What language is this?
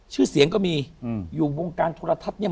Thai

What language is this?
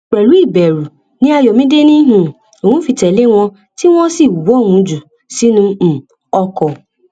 Yoruba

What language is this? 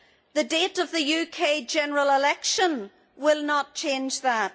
English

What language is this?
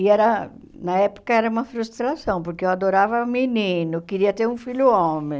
Portuguese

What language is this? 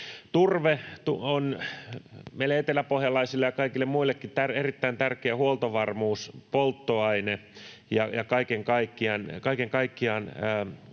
Finnish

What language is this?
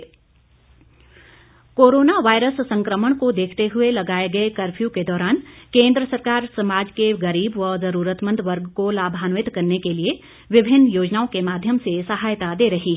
Hindi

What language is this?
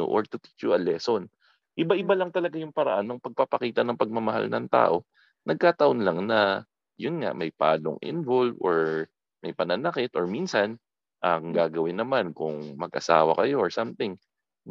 Filipino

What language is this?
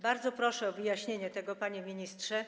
Polish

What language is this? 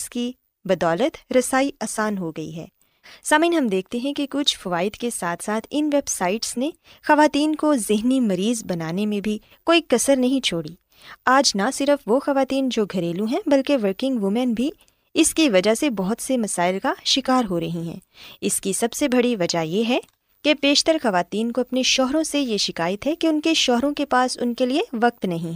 Urdu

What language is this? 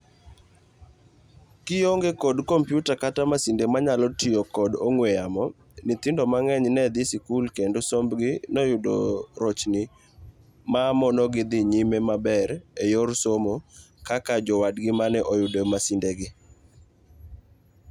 Luo (Kenya and Tanzania)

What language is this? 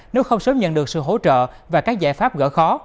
Vietnamese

